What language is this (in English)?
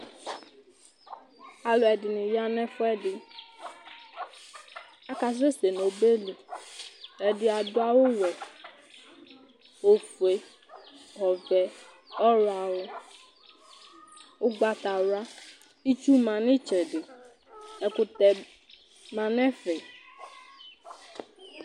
Ikposo